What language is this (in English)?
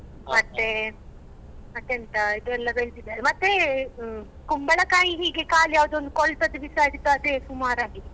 Kannada